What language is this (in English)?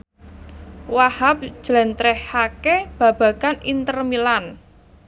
Javanese